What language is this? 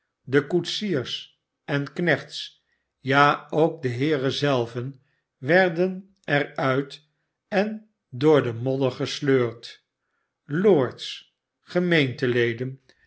Dutch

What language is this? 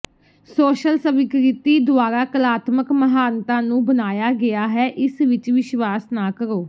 Punjabi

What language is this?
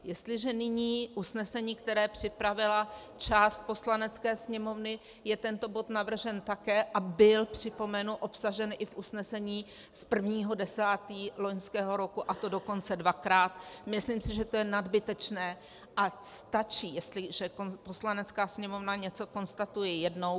Czech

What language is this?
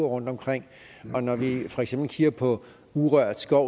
Danish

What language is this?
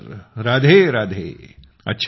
Marathi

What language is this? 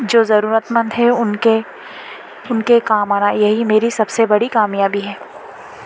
Urdu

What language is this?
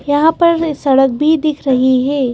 Hindi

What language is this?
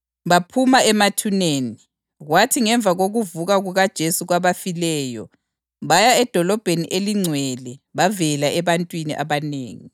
North Ndebele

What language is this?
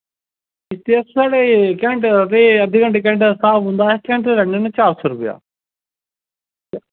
Dogri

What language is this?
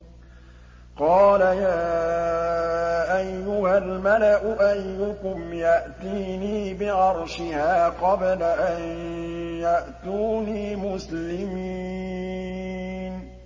Arabic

